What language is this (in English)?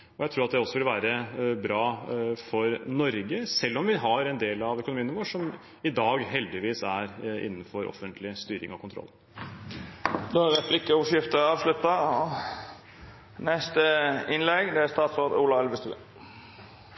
Norwegian